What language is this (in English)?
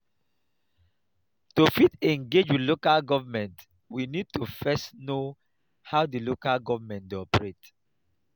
Nigerian Pidgin